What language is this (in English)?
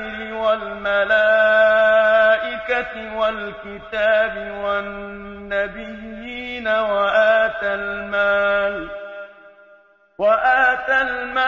Arabic